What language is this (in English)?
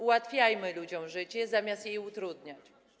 Polish